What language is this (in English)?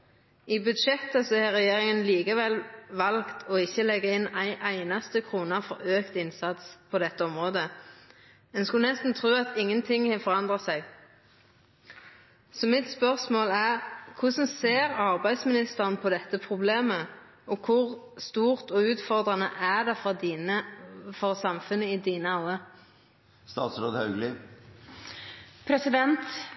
Norwegian